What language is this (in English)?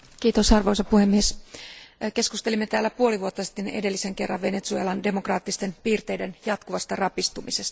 Finnish